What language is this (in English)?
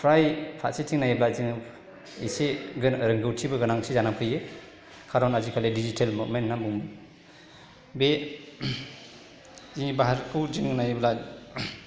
Bodo